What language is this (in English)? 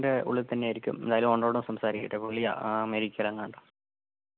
Malayalam